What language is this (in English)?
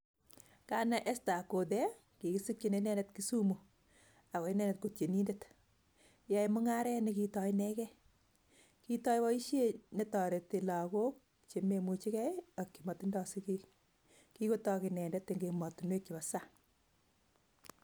Kalenjin